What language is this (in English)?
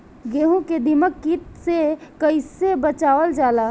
Bhojpuri